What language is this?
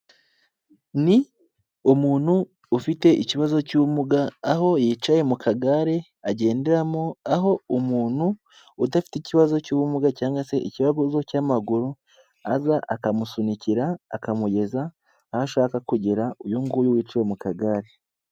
Kinyarwanda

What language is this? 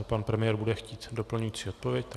Czech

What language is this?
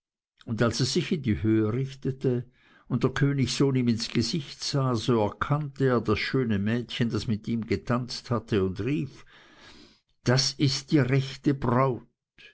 German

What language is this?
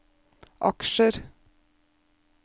Norwegian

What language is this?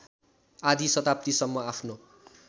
Nepali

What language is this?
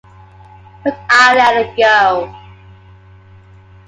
English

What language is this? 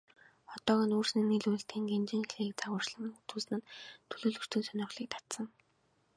Mongolian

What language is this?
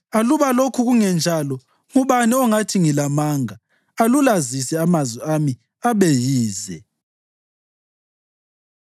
North Ndebele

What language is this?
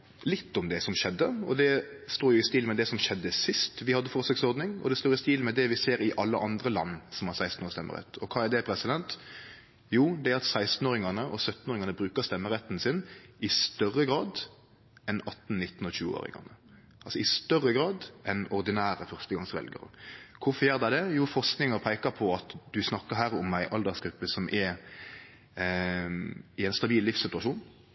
Norwegian Nynorsk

